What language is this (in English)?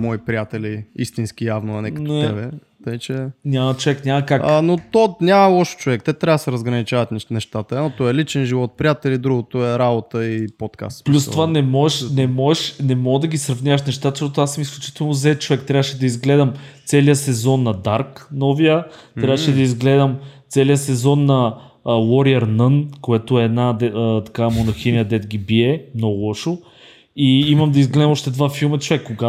Bulgarian